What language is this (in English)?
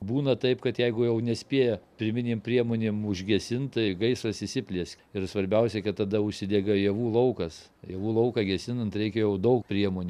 Lithuanian